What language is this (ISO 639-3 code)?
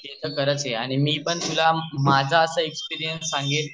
mar